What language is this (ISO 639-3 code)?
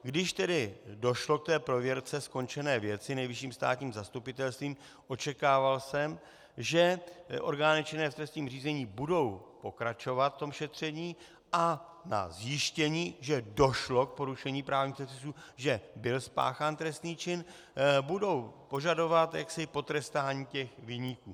ces